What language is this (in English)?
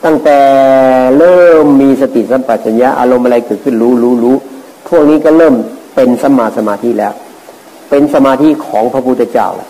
Thai